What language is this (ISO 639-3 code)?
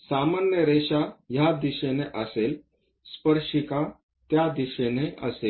mar